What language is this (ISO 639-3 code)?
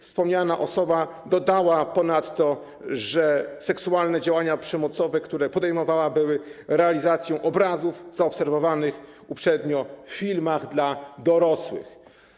pol